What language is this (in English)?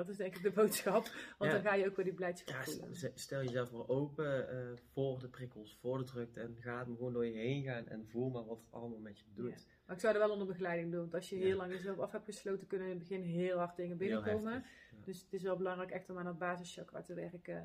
Dutch